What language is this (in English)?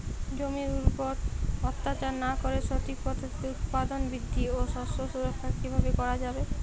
Bangla